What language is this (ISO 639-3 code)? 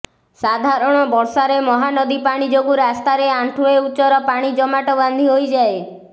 ori